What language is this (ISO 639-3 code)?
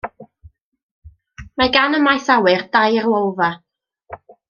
cym